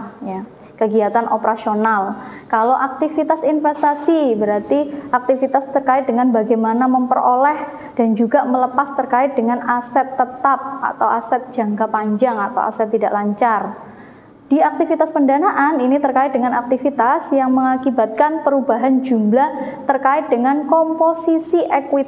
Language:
Indonesian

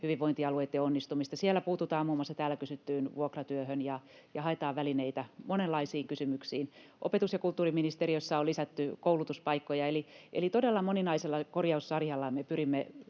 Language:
Finnish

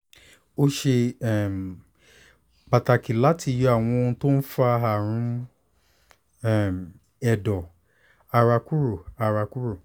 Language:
Yoruba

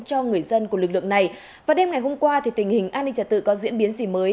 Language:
Vietnamese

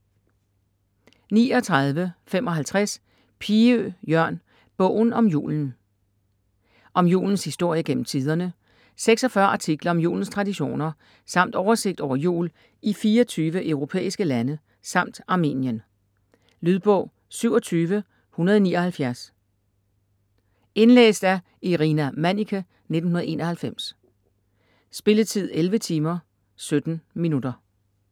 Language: Danish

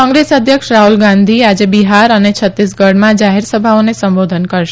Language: Gujarati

